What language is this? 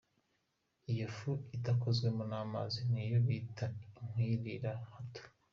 Kinyarwanda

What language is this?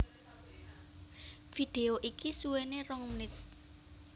Javanese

